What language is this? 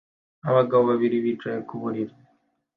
Kinyarwanda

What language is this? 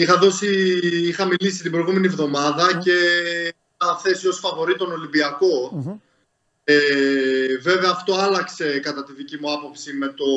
Greek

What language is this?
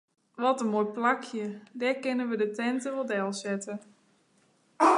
Western Frisian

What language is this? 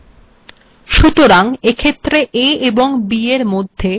Bangla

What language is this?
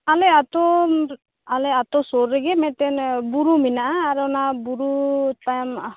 Santali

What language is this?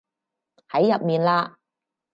Cantonese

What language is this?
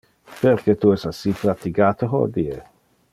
Interlingua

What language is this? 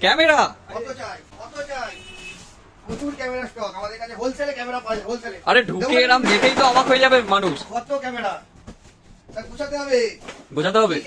Bangla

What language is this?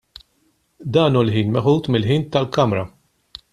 Maltese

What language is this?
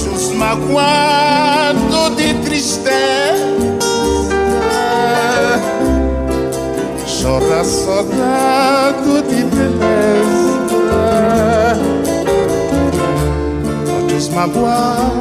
Portuguese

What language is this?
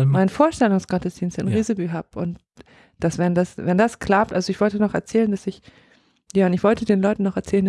German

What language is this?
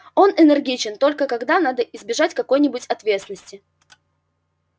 Russian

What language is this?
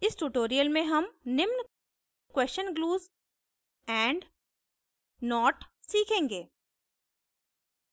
Hindi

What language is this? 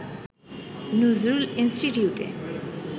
Bangla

